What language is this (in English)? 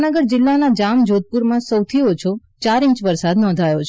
Gujarati